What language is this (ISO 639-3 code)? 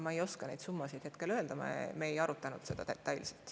est